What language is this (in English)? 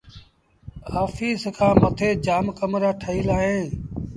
Sindhi Bhil